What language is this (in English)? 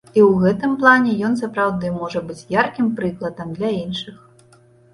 Belarusian